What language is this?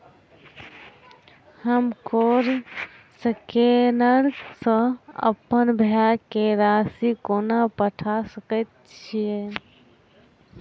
Maithili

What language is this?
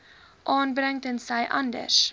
Afrikaans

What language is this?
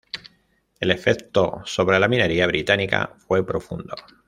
Spanish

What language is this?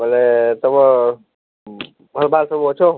Odia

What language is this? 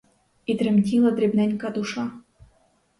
Ukrainian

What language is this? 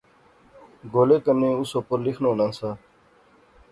Pahari-Potwari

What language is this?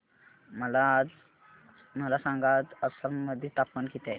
Marathi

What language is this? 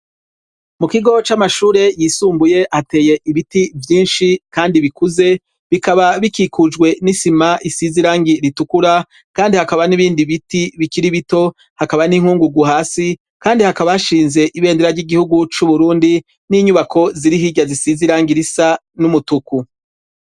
Rundi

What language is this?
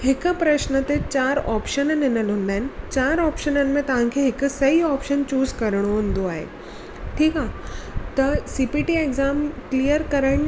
Sindhi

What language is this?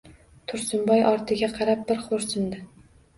Uzbek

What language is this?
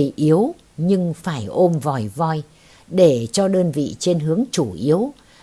Vietnamese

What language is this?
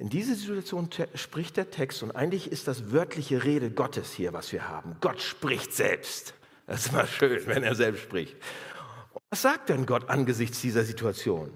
German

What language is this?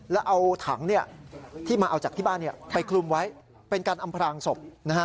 Thai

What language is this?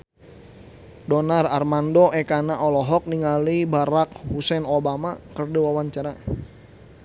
Sundanese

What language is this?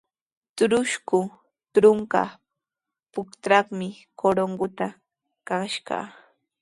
Sihuas Ancash Quechua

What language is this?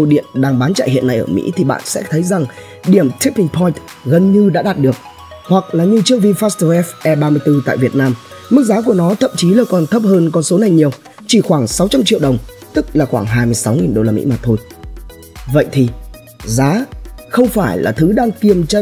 Vietnamese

